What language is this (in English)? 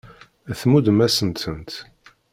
Kabyle